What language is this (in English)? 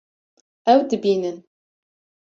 Kurdish